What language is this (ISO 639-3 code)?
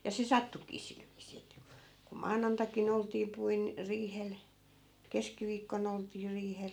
fin